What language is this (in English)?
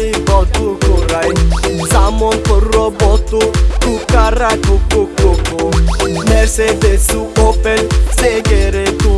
Turkish